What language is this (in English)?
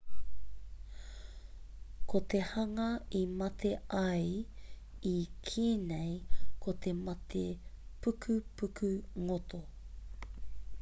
Māori